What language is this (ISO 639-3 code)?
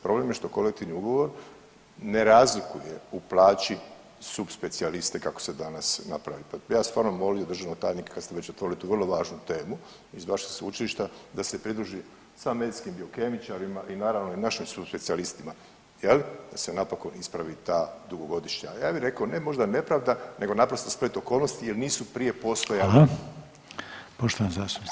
hrv